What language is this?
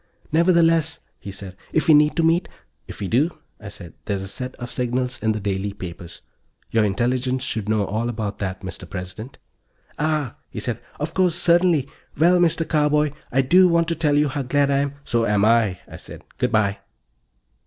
English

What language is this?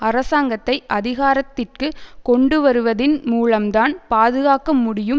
Tamil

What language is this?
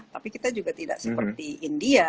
Indonesian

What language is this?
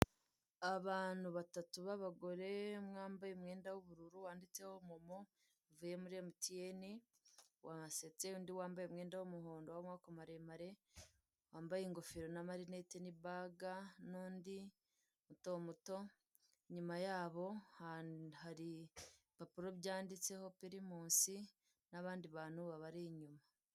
Kinyarwanda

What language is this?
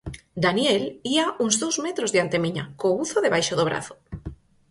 Galician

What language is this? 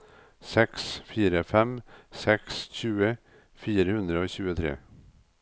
Norwegian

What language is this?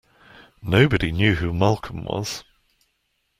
English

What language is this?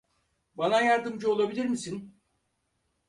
Turkish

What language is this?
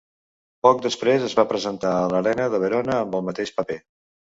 Catalan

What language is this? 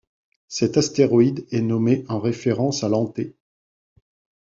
French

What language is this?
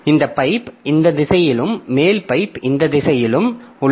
Tamil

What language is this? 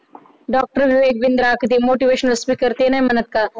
Marathi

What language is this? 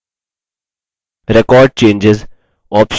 Hindi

